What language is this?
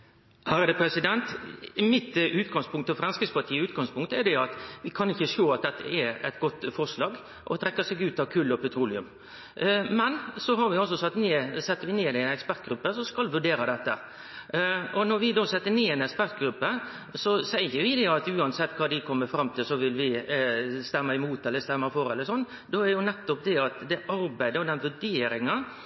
Norwegian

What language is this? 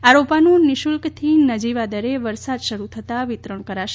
Gujarati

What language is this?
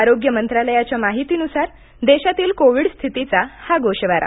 Marathi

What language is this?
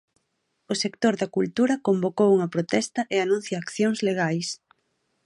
Galician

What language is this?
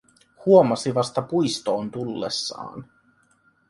Finnish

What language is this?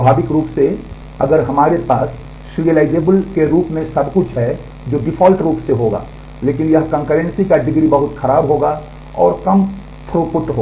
Hindi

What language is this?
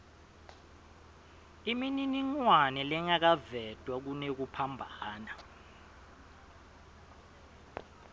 Swati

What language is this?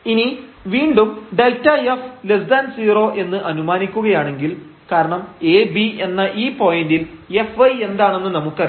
Malayalam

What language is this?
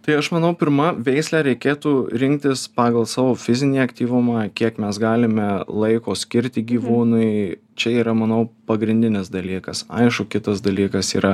Lithuanian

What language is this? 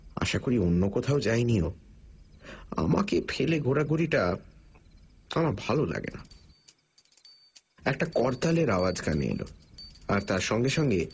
Bangla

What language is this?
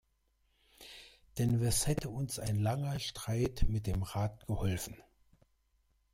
German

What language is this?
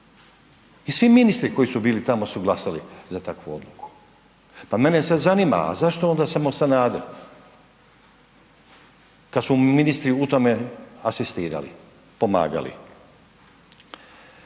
Croatian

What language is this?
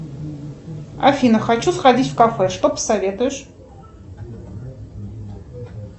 Russian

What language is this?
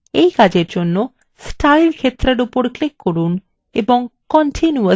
Bangla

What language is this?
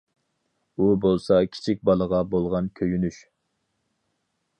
Uyghur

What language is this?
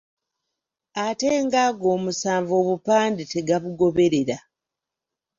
Ganda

